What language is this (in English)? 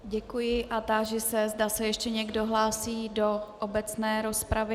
Czech